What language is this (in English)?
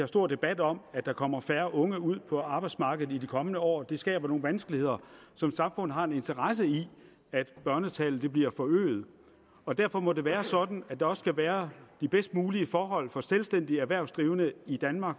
Danish